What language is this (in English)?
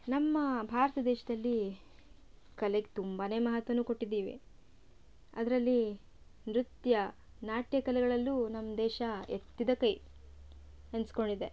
Kannada